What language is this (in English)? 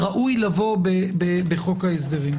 Hebrew